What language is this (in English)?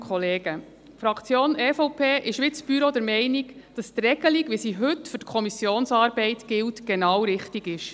Swiss German